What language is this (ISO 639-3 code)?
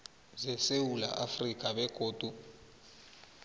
nbl